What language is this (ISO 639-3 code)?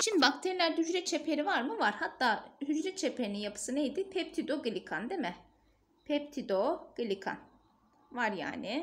tur